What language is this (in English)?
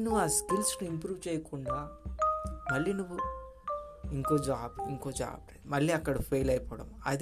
Telugu